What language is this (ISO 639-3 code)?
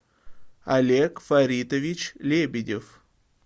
rus